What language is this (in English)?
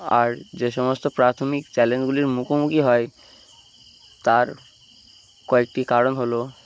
Bangla